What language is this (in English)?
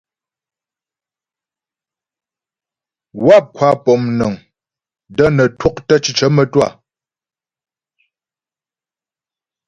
Ghomala